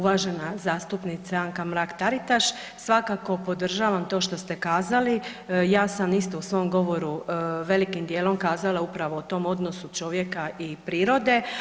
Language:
Croatian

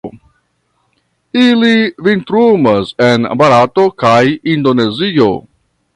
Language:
Esperanto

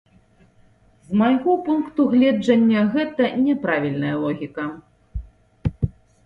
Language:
Belarusian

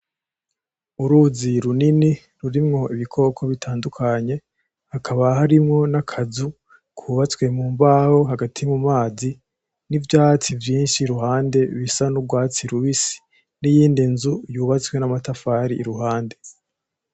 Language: Rundi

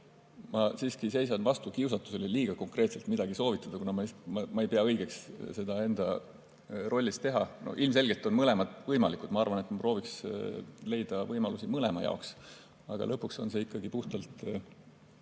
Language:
Estonian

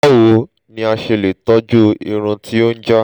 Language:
Yoruba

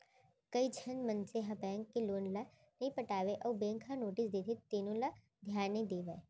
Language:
Chhattisgarhi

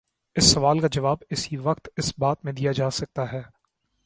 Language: Urdu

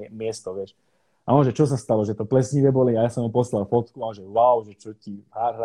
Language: Slovak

